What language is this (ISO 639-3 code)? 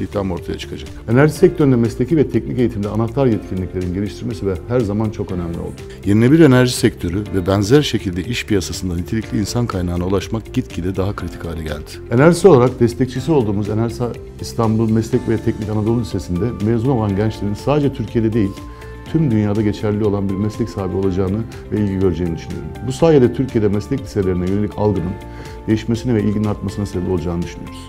tur